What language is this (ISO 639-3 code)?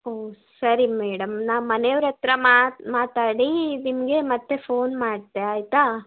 kan